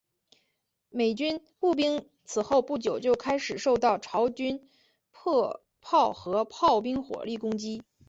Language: Chinese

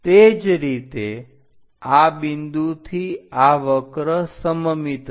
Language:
Gujarati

